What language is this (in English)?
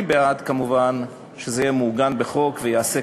Hebrew